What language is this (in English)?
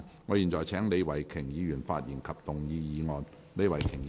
Cantonese